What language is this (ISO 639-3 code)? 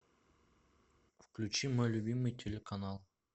rus